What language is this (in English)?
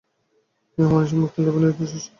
Bangla